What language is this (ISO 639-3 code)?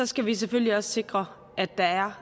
dan